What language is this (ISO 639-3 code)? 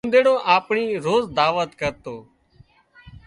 kxp